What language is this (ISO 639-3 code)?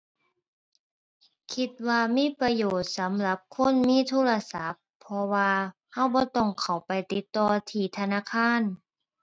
tha